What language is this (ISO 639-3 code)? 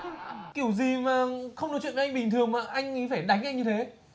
vie